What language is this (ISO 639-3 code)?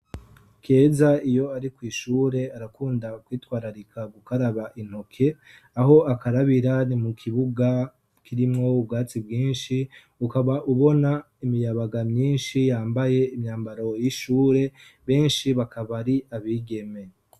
run